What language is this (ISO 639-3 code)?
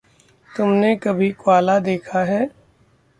hin